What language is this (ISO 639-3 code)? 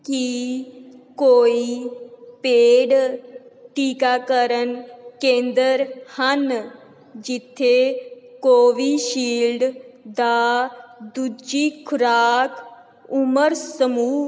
pan